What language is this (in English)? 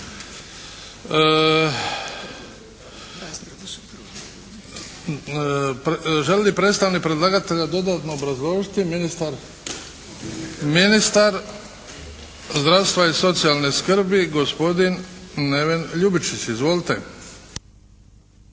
Croatian